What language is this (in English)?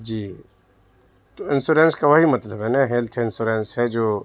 Urdu